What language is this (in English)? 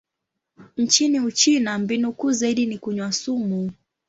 Swahili